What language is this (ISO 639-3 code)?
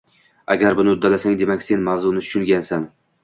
uzb